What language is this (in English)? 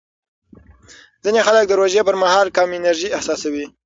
Pashto